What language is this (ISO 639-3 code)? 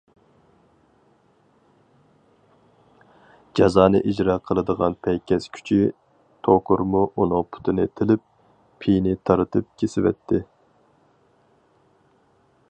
uig